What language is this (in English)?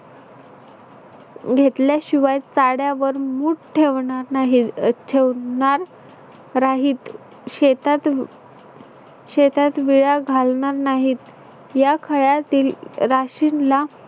Marathi